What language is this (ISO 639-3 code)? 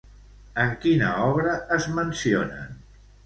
cat